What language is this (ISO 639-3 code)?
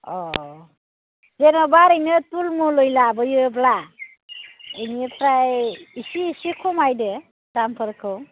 brx